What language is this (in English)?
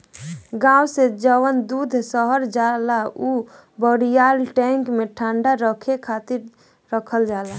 Bhojpuri